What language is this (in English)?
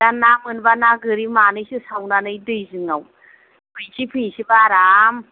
Bodo